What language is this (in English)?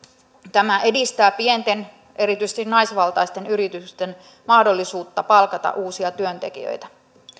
Finnish